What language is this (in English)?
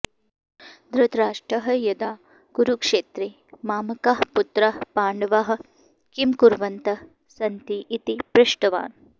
Sanskrit